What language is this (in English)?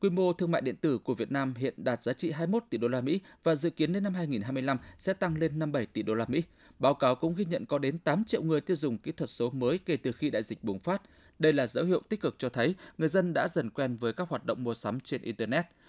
Vietnamese